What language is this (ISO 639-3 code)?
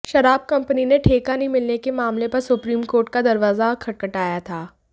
hin